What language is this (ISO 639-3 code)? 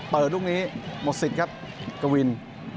tha